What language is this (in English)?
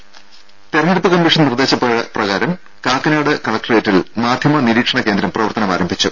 Malayalam